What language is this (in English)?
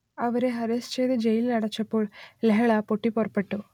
Malayalam